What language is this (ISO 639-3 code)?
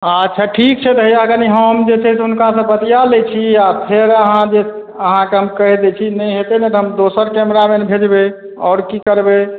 mai